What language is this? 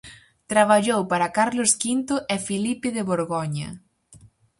Galician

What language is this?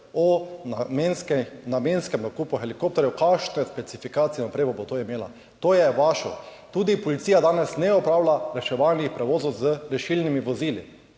Slovenian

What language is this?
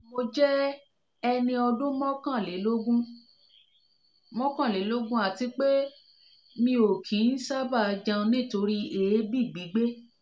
Yoruba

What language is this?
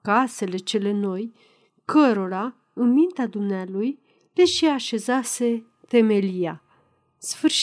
Romanian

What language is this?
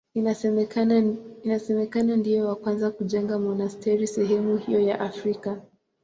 Swahili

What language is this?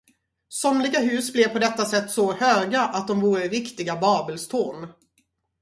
Swedish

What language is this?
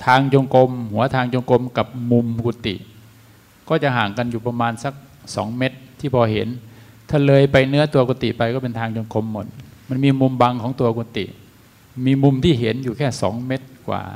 Thai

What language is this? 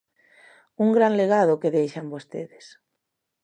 Galician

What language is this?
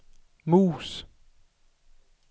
Danish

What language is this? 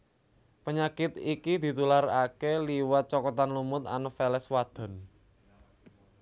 Javanese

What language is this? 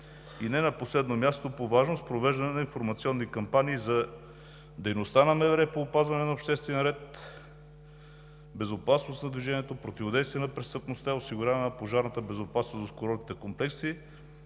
Bulgarian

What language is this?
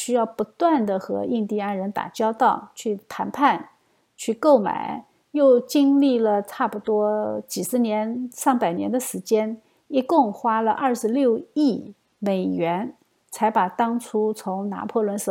Chinese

